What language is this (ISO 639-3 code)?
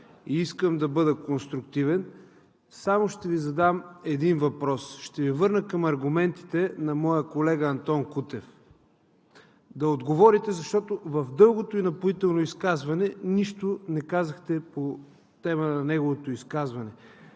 bul